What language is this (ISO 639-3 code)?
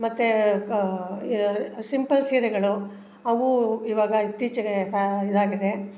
kan